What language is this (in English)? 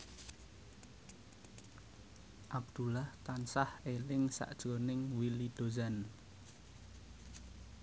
Javanese